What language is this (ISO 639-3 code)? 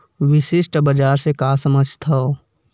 hne